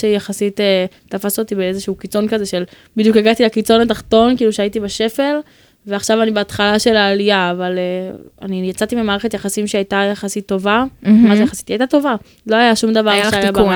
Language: Hebrew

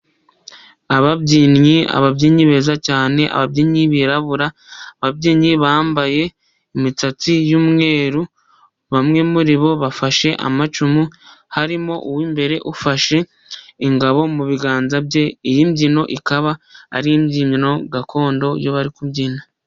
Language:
Kinyarwanda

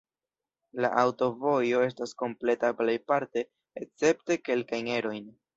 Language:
Esperanto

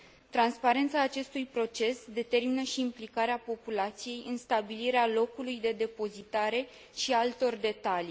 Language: Romanian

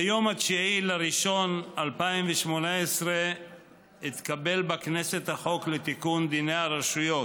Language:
Hebrew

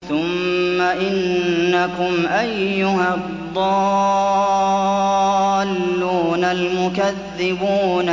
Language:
Arabic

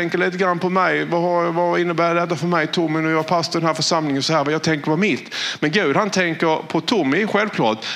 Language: Swedish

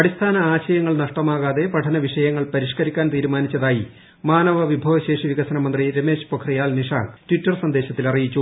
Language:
Malayalam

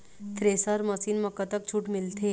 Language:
Chhattisgarhi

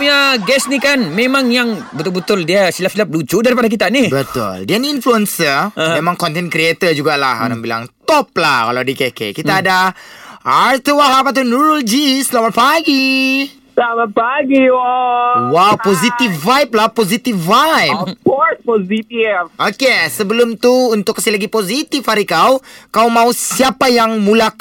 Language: Malay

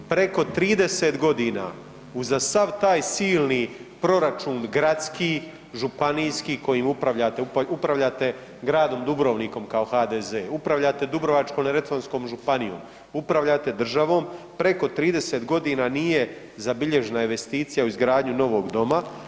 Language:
Croatian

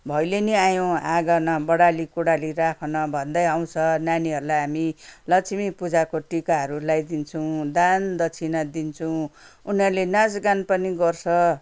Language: Nepali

